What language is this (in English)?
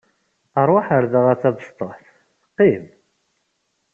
Kabyle